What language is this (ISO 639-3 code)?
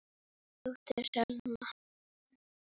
isl